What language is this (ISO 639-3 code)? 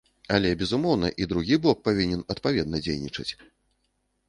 bel